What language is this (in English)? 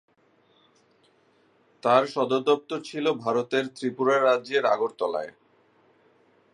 Bangla